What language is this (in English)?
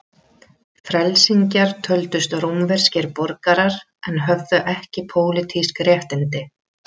Icelandic